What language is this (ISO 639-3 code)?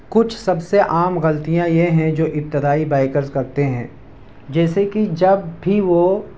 urd